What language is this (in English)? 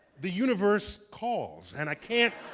English